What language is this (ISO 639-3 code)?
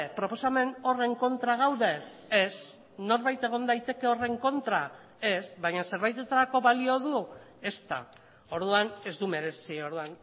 eus